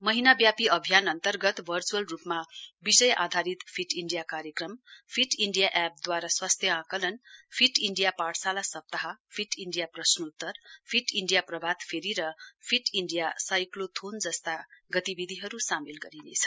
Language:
Nepali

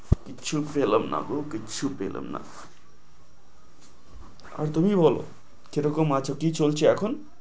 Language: Bangla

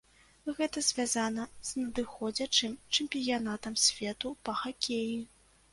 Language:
Belarusian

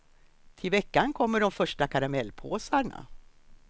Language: Swedish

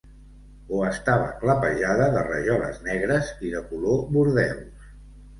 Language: Catalan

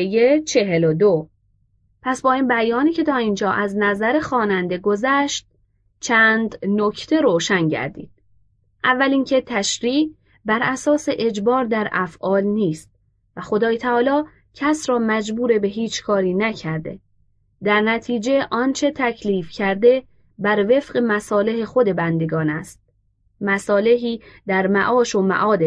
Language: Persian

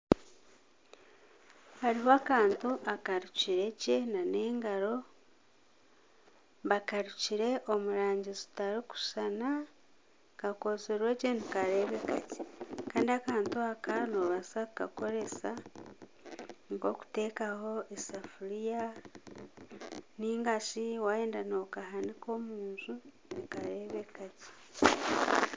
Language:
Nyankole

